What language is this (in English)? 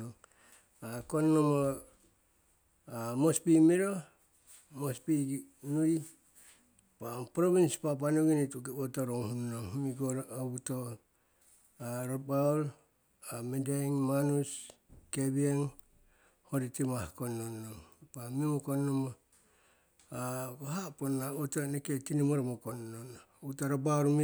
Siwai